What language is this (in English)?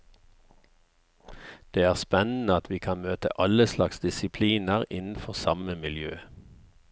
Norwegian